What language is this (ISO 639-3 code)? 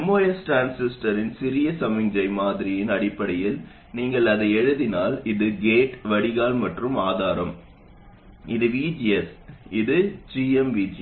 tam